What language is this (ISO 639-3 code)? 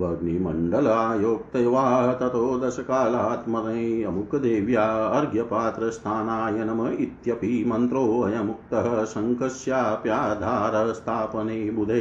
hin